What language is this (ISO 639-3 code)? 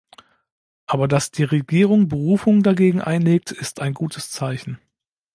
deu